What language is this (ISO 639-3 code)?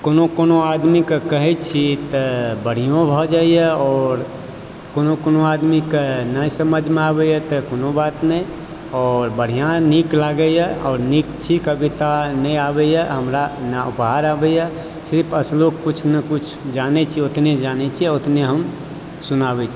mai